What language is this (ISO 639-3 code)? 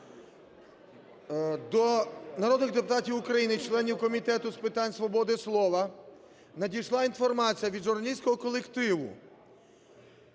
ukr